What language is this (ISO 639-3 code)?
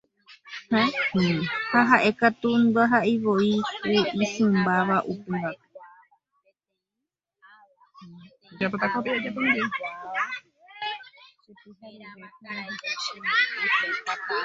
grn